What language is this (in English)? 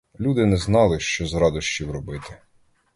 Ukrainian